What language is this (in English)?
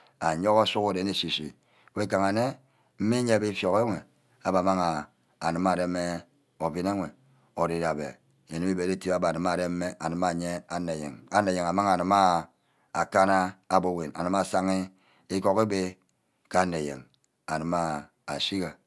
Ubaghara